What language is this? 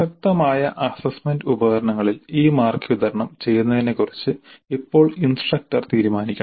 Malayalam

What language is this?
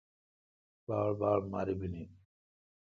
Kalkoti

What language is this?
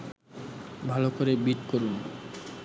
Bangla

